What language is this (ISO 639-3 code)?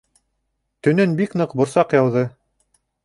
bak